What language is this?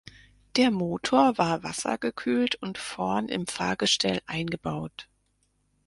German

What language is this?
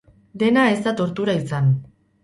Basque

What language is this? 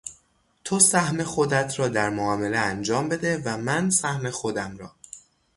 Persian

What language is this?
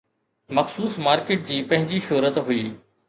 Sindhi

